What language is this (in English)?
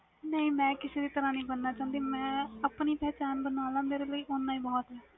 Punjabi